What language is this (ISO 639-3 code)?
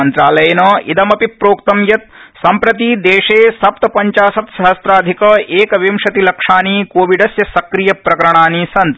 san